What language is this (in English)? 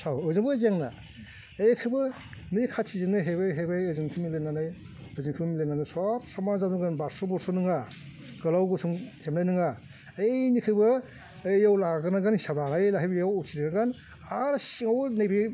Bodo